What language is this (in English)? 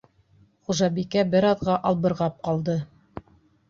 Bashkir